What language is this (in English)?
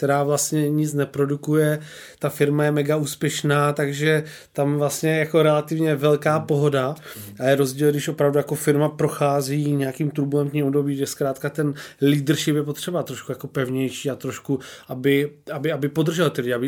Czech